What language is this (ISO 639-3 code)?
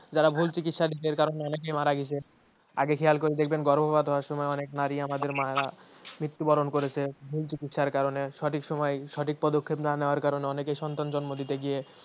ben